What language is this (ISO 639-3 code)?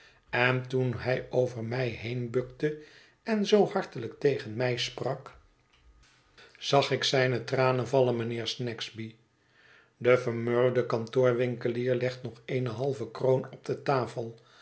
nld